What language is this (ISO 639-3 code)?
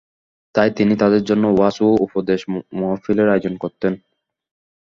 ben